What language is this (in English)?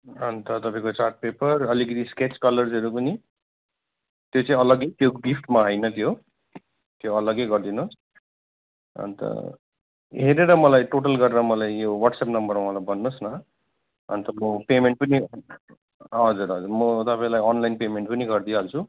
Nepali